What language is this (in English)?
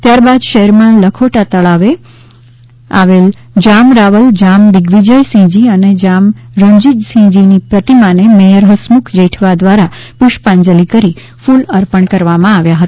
Gujarati